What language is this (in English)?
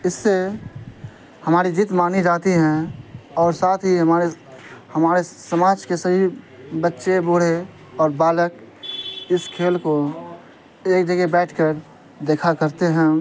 Urdu